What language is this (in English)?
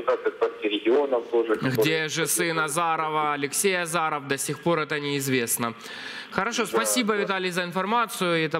Russian